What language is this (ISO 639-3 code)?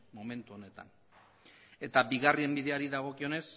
eus